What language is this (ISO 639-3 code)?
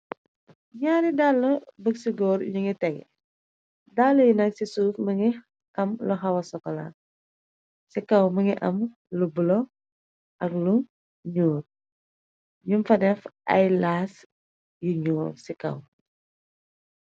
wol